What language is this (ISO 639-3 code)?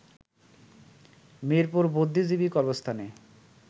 ben